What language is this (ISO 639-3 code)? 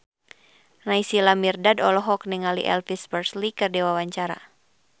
sun